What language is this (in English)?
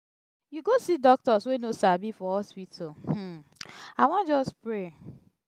Nigerian Pidgin